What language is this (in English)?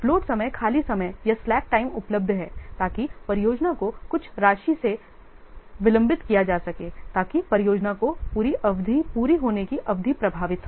Hindi